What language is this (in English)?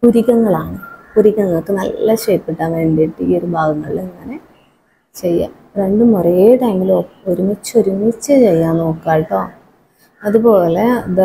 Malayalam